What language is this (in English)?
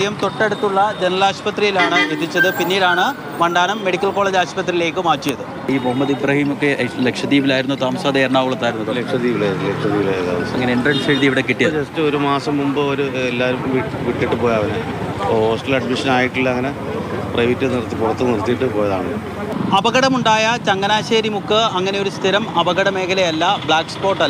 Malayalam